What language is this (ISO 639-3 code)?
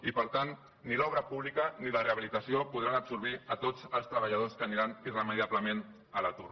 cat